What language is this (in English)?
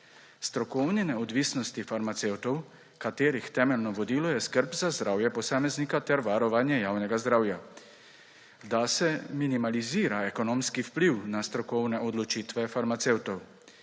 Slovenian